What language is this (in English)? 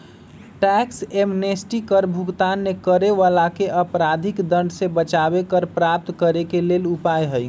Magahi